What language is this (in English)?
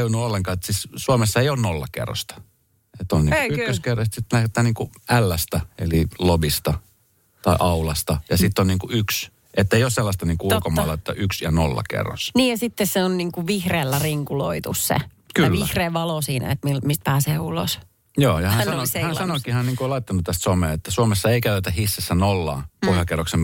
Finnish